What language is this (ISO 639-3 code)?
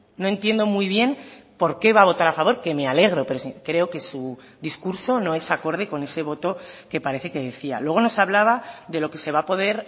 spa